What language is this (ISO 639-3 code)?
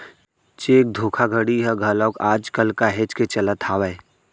hne